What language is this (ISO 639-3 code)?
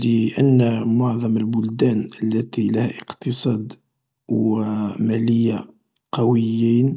arq